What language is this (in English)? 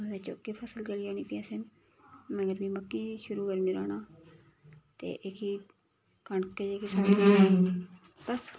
Dogri